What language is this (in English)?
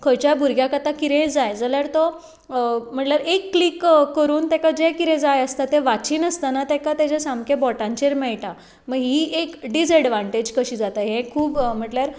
Konkani